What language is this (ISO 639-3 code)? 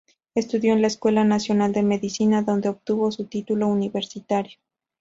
spa